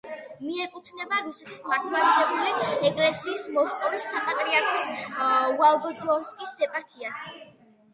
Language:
Georgian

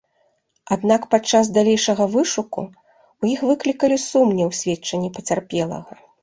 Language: Belarusian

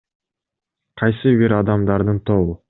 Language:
Kyrgyz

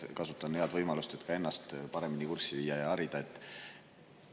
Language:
Estonian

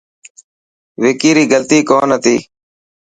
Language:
Dhatki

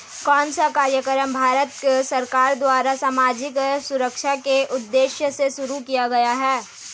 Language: Hindi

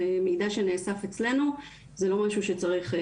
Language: Hebrew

